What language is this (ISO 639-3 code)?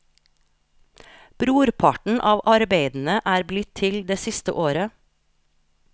nor